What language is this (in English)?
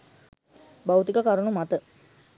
Sinhala